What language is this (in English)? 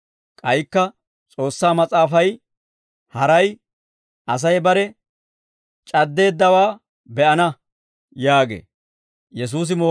Dawro